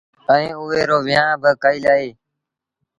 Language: Sindhi Bhil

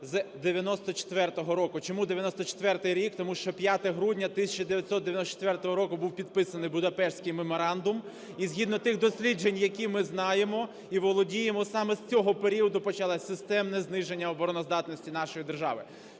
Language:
Ukrainian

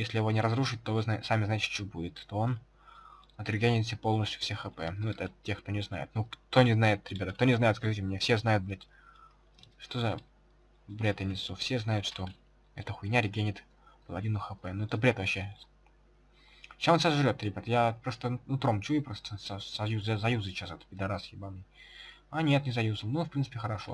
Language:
Russian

